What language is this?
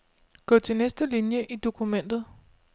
Danish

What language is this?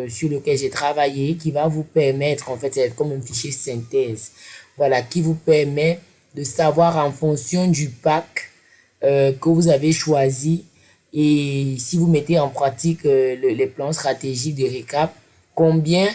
French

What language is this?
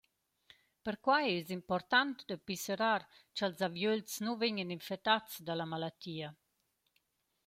Romansh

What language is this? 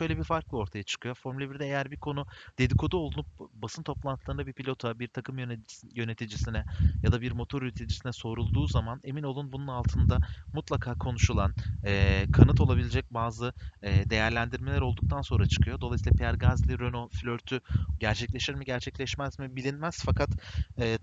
Turkish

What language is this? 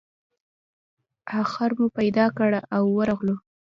Pashto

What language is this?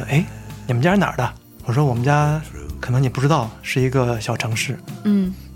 Chinese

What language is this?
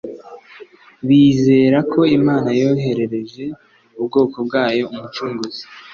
Kinyarwanda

